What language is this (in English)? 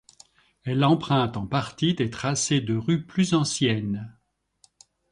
French